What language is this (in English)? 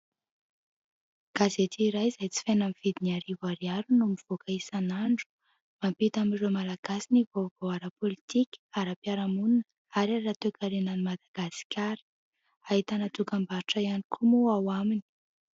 Malagasy